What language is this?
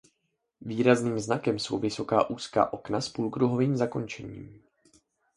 Czech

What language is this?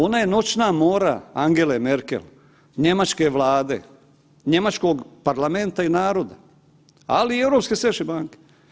Croatian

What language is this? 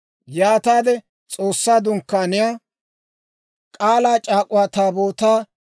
Dawro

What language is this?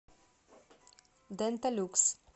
Russian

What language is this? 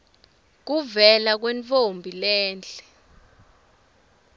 Swati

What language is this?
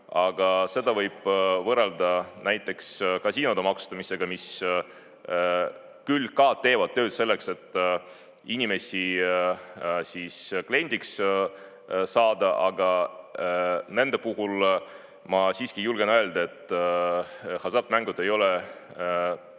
Estonian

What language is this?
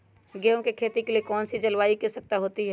Magahi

